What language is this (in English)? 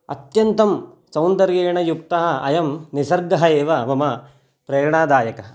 Sanskrit